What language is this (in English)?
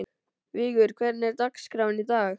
Icelandic